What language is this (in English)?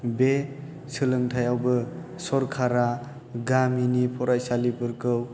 Bodo